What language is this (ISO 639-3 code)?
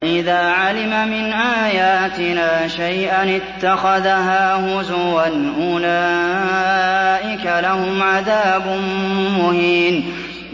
ara